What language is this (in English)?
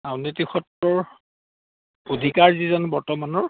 Assamese